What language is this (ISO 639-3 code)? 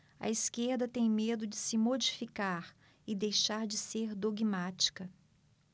por